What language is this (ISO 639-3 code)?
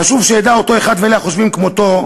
heb